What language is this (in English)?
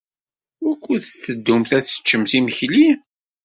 Kabyle